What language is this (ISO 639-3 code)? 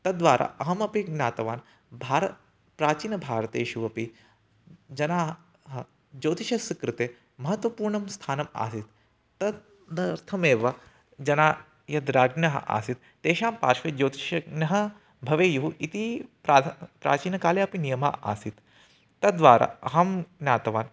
san